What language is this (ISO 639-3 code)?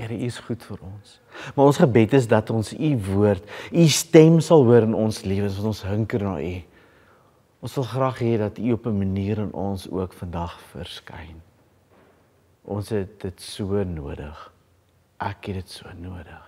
nld